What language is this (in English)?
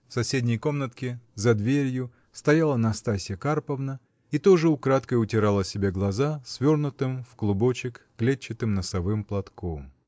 Russian